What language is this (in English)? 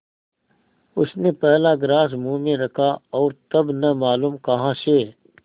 Hindi